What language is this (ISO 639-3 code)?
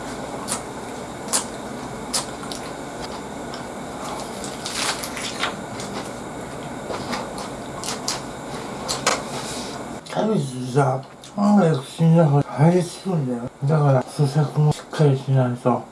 jpn